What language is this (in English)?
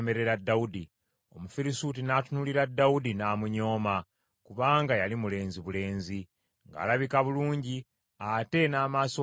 Ganda